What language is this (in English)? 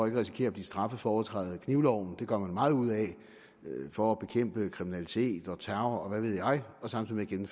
Danish